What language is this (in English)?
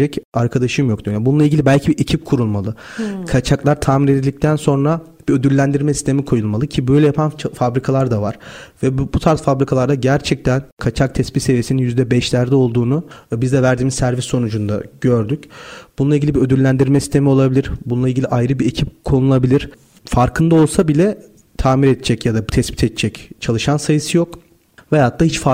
Turkish